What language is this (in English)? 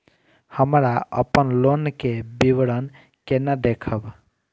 Maithili